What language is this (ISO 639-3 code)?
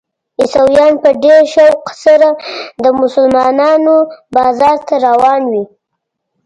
pus